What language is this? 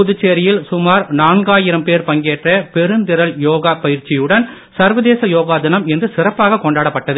Tamil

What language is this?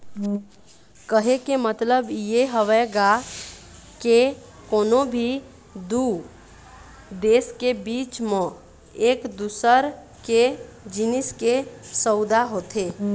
Chhattisgarhi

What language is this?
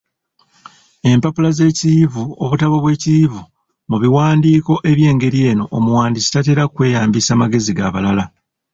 Ganda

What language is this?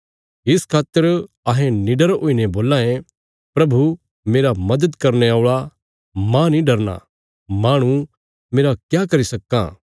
Bilaspuri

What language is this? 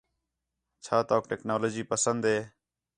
Khetrani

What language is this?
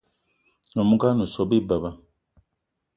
Eton (Cameroon)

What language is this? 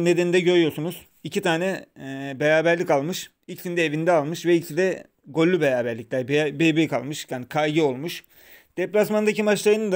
Turkish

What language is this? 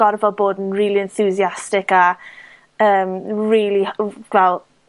Welsh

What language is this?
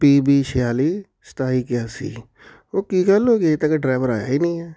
Punjabi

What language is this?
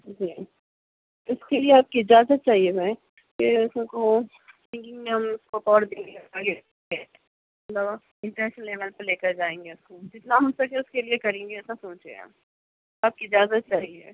Urdu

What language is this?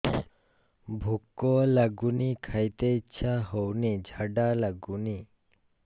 Odia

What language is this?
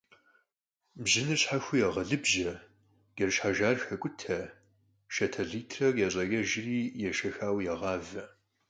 Kabardian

